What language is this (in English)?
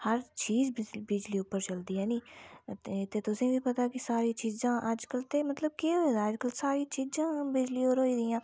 Dogri